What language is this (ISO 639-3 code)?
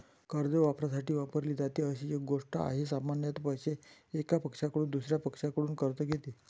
mar